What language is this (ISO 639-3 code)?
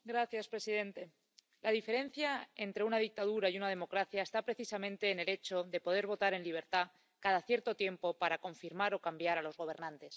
spa